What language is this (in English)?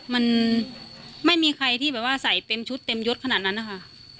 Thai